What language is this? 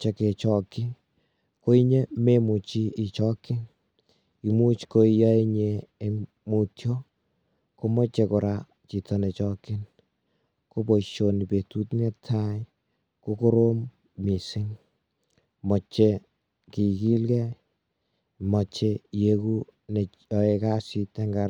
Kalenjin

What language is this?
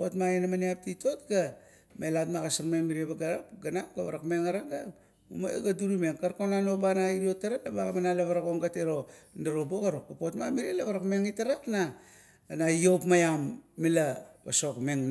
Kuot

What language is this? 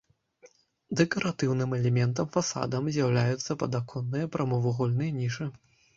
Belarusian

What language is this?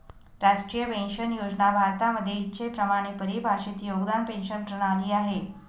Marathi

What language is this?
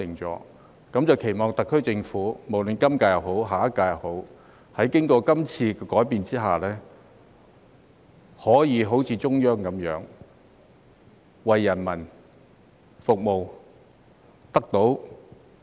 Cantonese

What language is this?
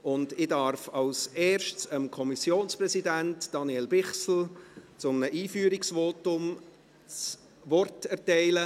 Swiss German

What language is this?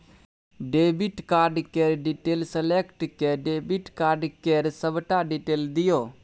Maithili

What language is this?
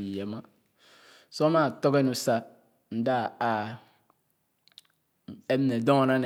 Khana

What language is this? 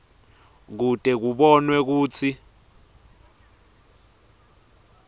Swati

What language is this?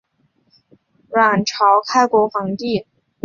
Chinese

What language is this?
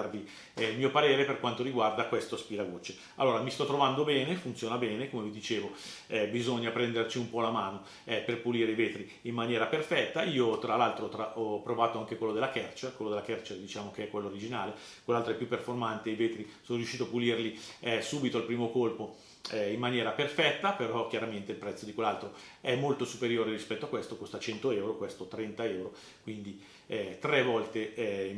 Italian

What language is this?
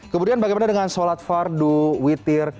Indonesian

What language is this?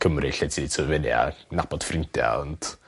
Welsh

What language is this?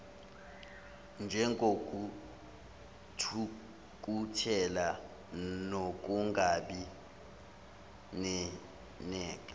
Zulu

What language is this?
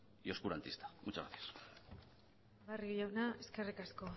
Spanish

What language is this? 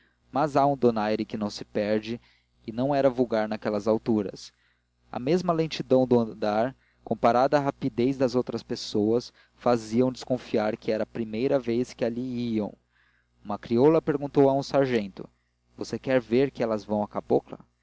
Portuguese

